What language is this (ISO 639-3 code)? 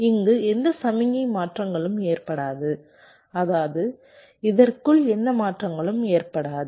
tam